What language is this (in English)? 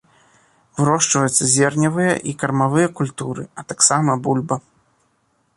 Belarusian